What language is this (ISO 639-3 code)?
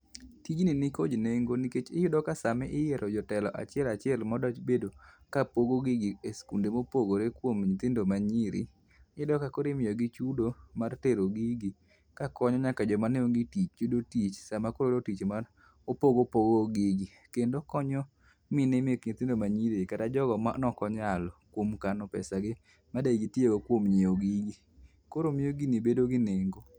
luo